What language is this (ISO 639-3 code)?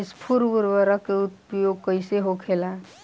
bho